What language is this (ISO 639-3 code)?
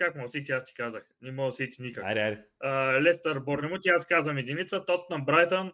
bul